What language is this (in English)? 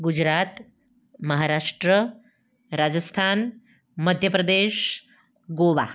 Gujarati